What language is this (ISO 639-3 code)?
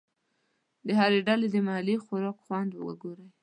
pus